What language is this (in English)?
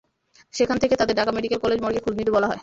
Bangla